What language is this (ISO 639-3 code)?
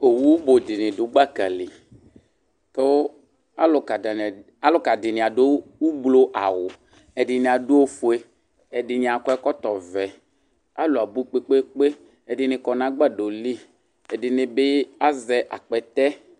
kpo